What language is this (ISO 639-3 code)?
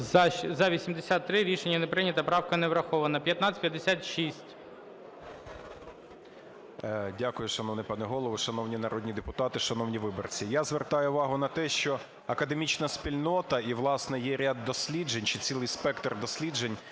ukr